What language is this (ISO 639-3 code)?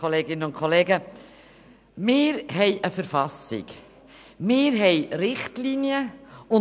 gsw